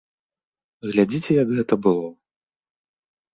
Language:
Belarusian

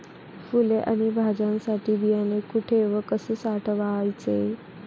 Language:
Marathi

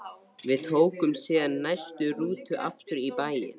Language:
Icelandic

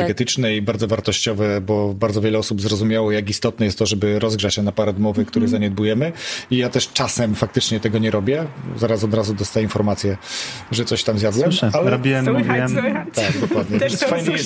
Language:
Polish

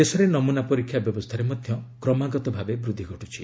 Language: Odia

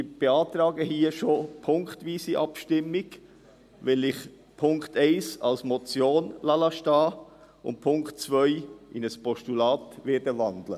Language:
Swiss German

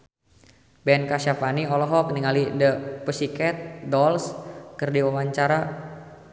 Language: Sundanese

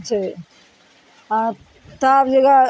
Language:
Maithili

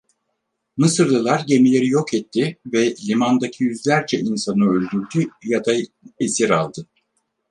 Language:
Turkish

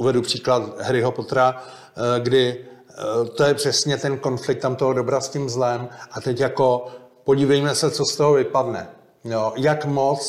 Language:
Czech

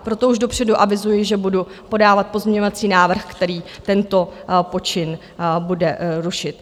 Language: Czech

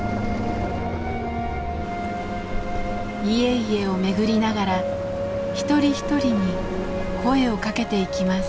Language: Japanese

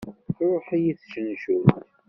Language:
Kabyle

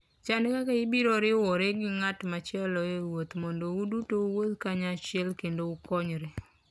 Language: Luo (Kenya and Tanzania)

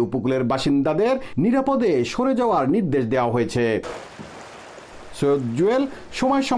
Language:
Romanian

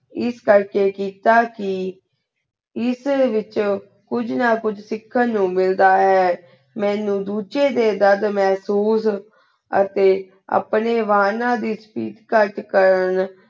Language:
Punjabi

